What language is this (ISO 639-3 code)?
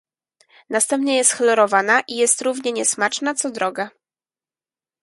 pol